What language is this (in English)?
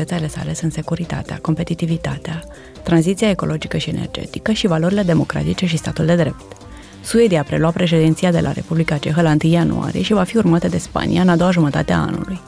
Romanian